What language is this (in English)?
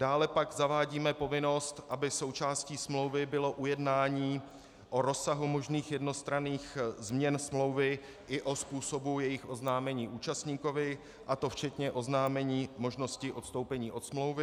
Czech